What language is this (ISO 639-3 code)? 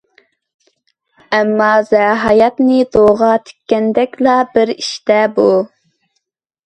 uig